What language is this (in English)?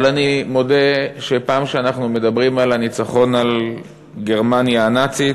Hebrew